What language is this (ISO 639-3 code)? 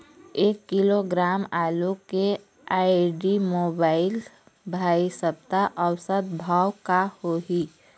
hne